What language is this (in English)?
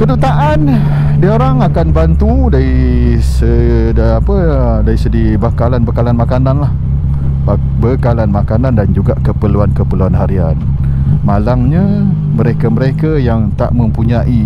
Malay